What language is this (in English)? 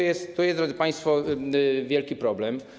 Polish